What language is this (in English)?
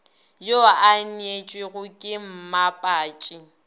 Northern Sotho